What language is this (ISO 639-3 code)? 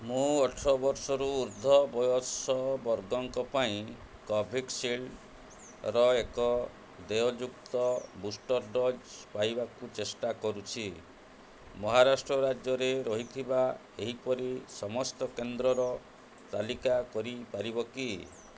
ori